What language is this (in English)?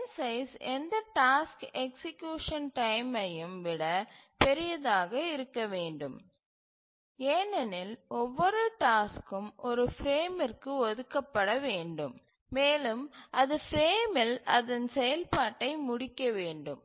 Tamil